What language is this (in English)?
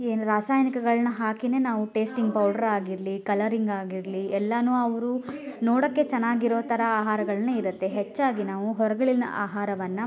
Kannada